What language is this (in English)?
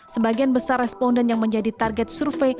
Indonesian